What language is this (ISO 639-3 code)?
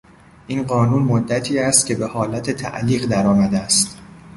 fas